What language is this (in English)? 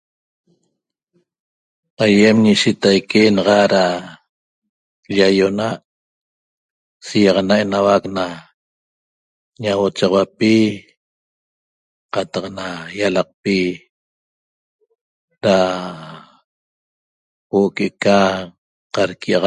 Toba